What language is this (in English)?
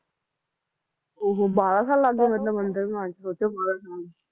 Punjabi